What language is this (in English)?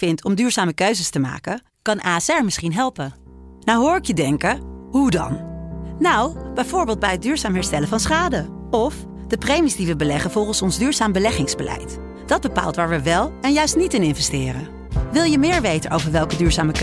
Dutch